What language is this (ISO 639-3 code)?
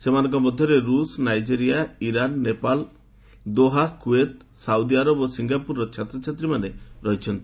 ori